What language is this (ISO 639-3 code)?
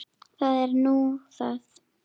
isl